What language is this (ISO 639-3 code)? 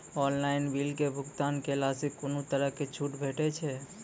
mai